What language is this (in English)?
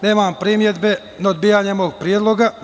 Serbian